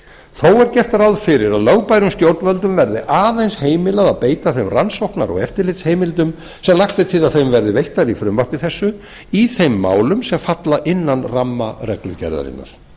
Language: Icelandic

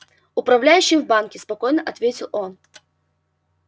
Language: Russian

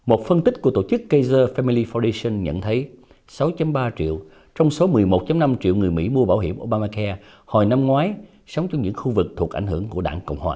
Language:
Vietnamese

